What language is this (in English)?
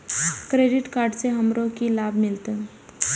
Maithili